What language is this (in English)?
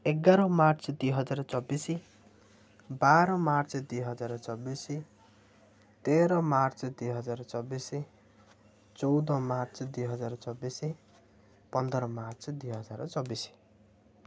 Odia